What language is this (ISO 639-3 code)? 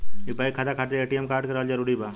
bho